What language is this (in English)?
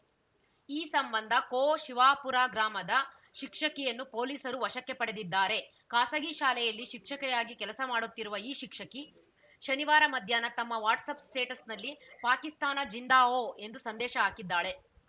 Kannada